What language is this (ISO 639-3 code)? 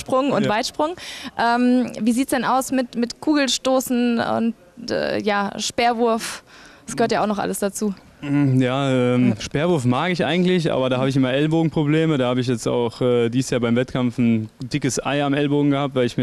deu